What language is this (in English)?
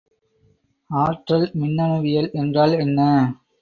Tamil